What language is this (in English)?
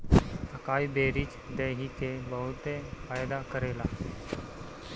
Bhojpuri